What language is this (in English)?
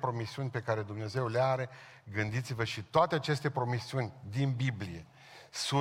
Romanian